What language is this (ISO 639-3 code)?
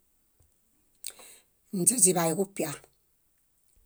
bda